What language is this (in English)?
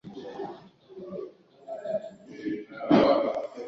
Swahili